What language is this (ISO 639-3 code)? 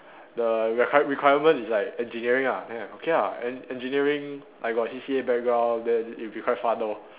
eng